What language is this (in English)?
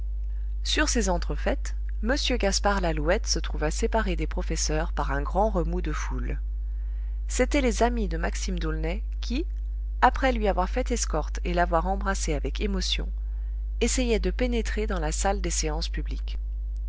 French